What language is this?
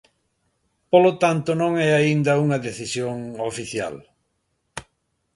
Galician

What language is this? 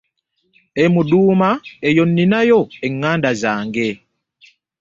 Ganda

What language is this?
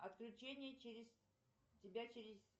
Russian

